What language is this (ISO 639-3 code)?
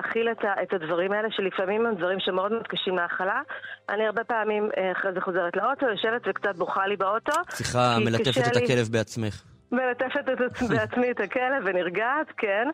heb